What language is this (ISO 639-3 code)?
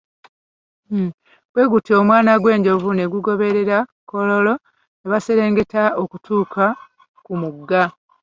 lug